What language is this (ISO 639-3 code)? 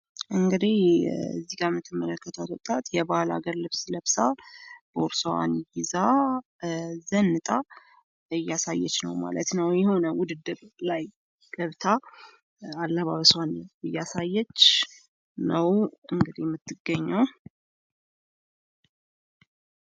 amh